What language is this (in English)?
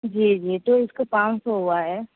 Urdu